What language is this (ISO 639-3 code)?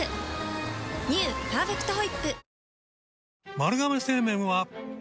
jpn